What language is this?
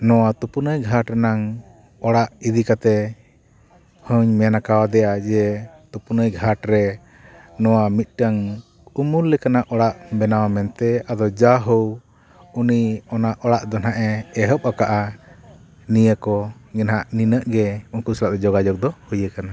Santali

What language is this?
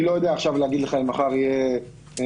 Hebrew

